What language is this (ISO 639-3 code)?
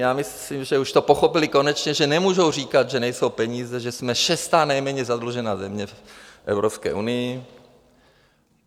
ces